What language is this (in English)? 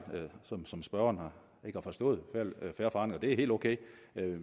Danish